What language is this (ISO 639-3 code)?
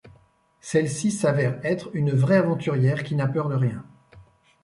fra